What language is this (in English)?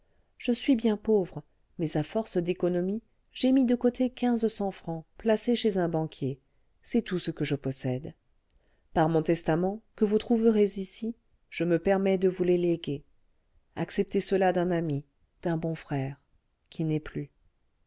French